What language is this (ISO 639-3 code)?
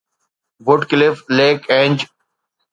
snd